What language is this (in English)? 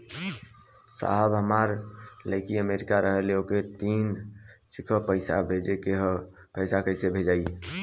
Bhojpuri